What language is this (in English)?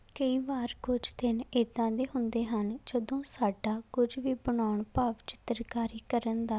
Punjabi